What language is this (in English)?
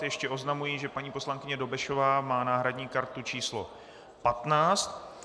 Czech